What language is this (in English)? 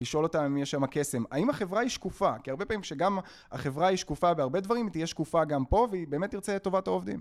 Hebrew